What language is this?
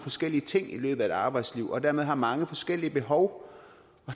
Danish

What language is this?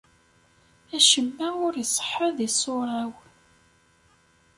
Kabyle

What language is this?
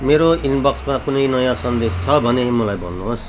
Nepali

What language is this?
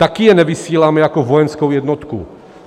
Czech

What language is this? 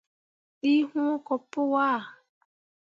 Mundang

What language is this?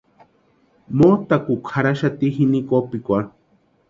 Western Highland Purepecha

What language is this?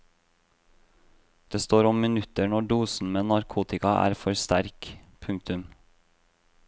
Norwegian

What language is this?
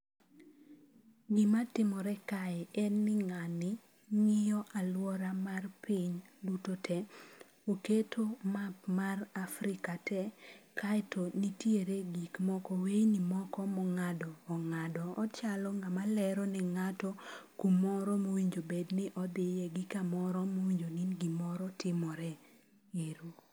Luo (Kenya and Tanzania)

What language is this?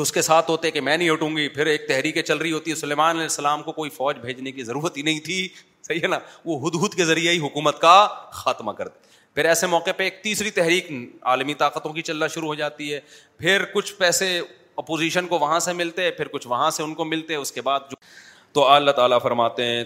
Urdu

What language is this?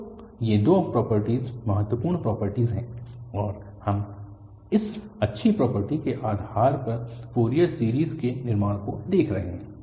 Hindi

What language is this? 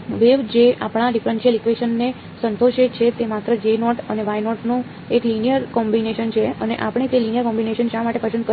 Gujarati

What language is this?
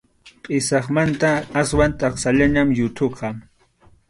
Arequipa-La Unión Quechua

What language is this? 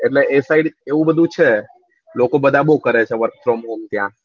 Gujarati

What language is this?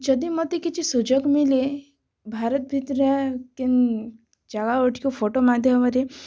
Odia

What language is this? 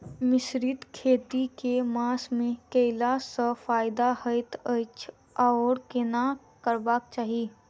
Maithili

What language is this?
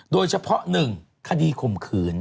Thai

